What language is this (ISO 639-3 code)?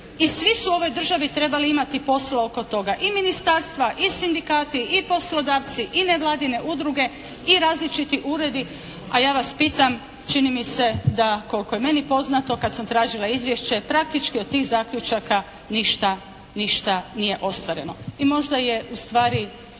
hrv